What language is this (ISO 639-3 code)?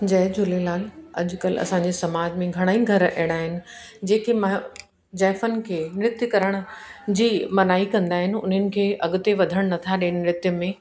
snd